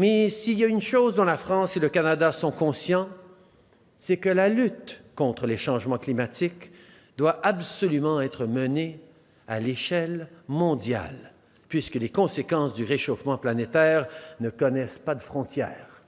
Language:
French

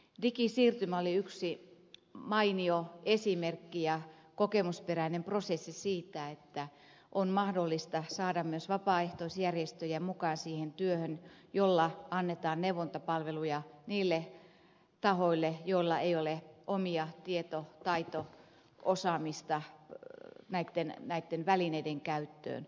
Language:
Finnish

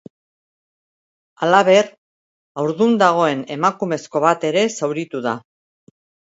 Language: Basque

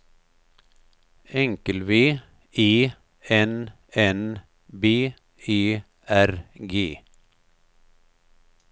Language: Swedish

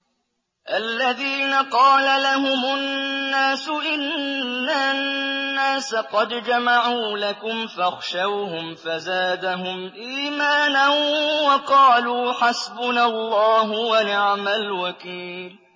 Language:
Arabic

